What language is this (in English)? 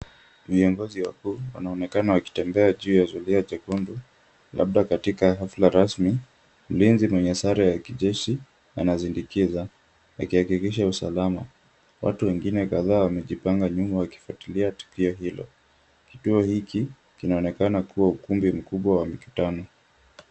Swahili